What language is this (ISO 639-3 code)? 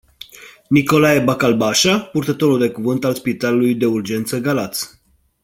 ron